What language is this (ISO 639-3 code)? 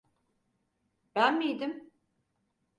tur